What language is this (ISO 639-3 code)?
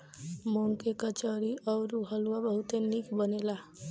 bho